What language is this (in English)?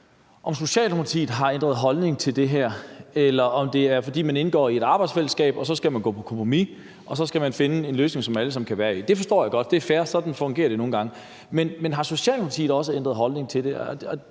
Danish